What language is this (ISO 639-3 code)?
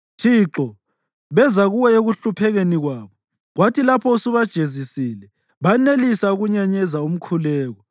nde